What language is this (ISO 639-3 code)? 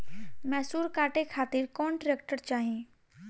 bho